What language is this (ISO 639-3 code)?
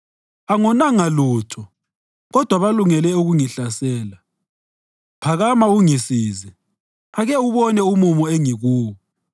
nde